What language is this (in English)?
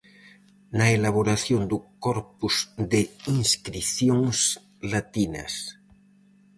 Galician